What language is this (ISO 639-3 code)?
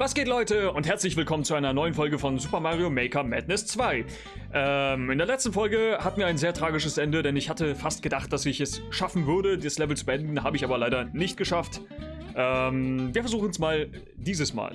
deu